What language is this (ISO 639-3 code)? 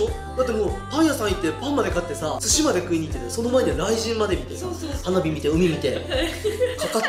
jpn